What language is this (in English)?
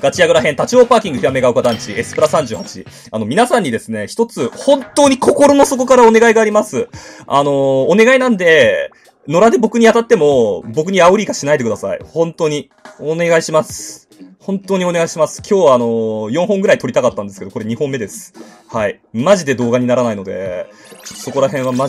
Japanese